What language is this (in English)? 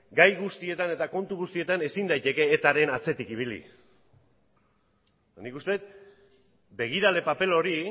Basque